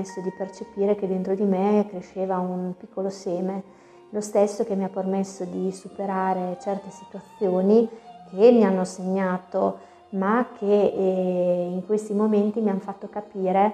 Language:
Italian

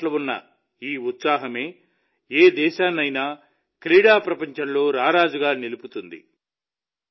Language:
Telugu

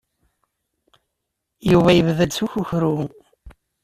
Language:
Kabyle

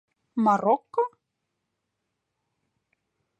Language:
Mari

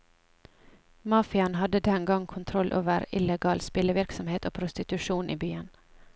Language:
Norwegian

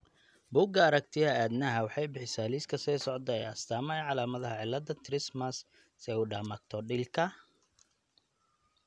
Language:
Somali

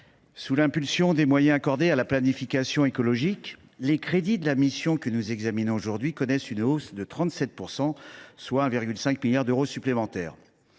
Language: French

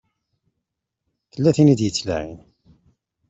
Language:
Kabyle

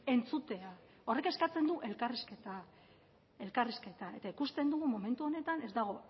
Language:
Basque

